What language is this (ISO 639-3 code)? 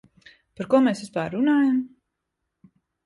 lav